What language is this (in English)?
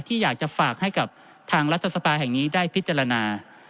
Thai